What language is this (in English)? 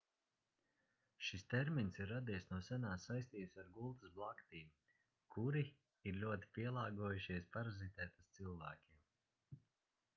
Latvian